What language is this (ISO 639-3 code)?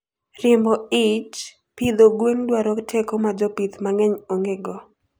luo